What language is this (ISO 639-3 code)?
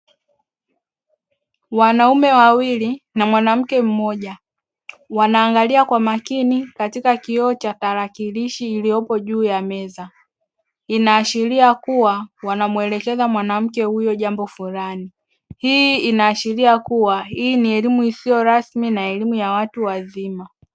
swa